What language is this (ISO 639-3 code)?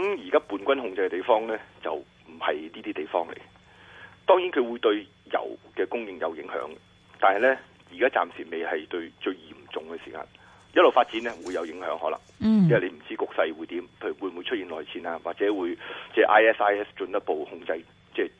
zho